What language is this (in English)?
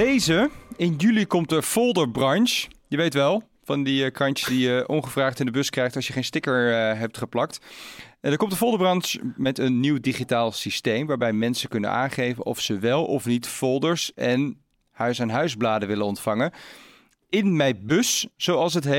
Dutch